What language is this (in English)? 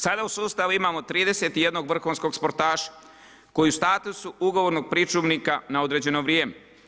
Croatian